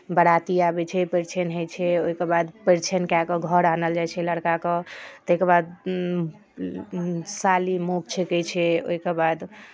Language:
Maithili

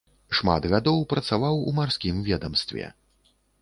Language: Belarusian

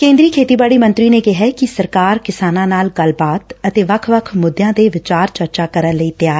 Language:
Punjabi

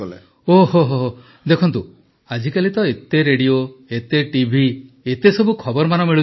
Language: Odia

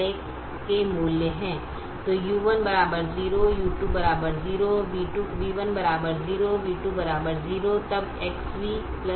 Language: Hindi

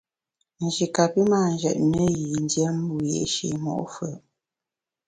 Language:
Bamun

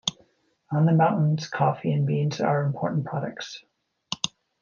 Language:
English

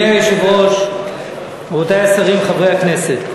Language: Hebrew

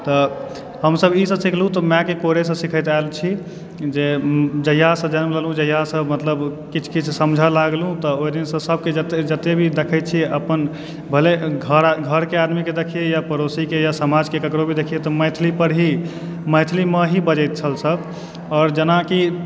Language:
Maithili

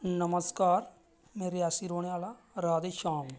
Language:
Dogri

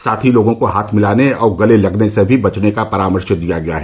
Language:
Hindi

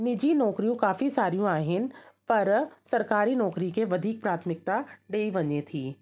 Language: Sindhi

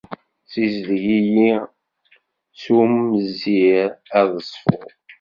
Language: Kabyle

